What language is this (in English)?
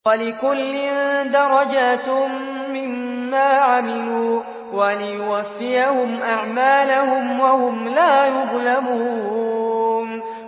Arabic